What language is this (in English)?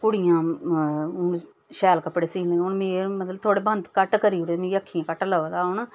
Dogri